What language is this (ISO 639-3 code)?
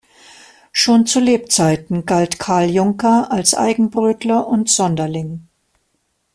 deu